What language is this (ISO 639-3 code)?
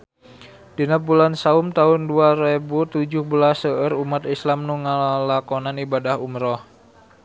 sun